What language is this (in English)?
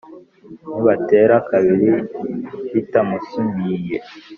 Kinyarwanda